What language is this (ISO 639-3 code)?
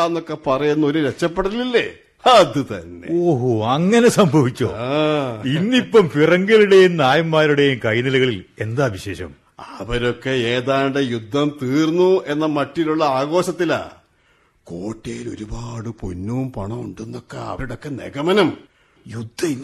mal